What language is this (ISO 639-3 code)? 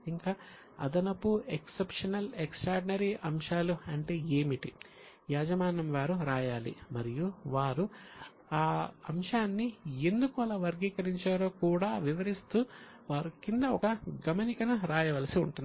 tel